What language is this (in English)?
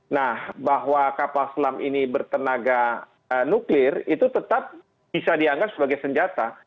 Indonesian